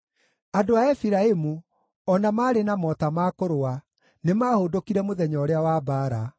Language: Kikuyu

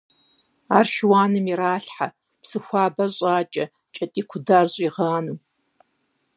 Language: Kabardian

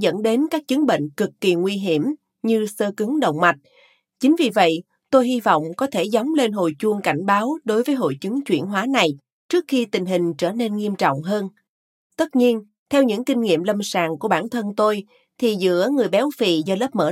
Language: Vietnamese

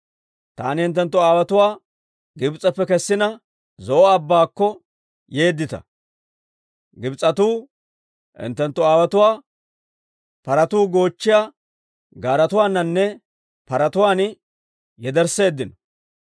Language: Dawro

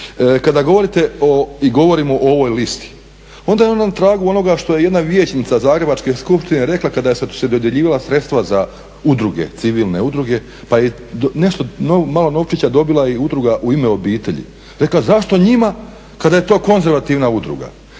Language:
Croatian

